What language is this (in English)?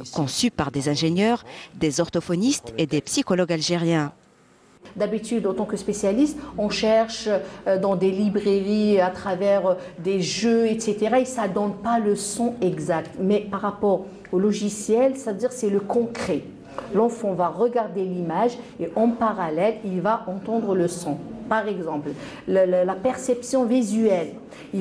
French